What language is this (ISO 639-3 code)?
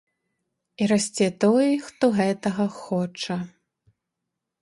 bel